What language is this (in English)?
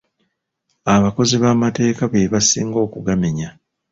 Ganda